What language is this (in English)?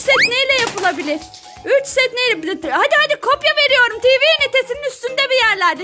Turkish